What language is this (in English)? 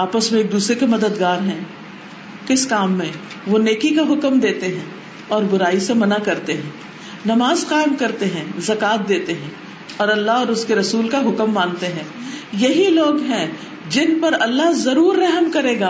Urdu